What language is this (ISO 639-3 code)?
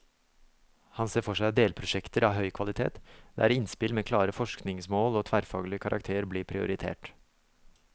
nor